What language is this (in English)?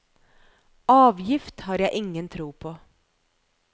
Norwegian